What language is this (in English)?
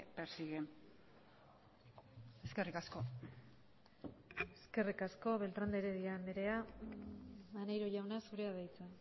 Basque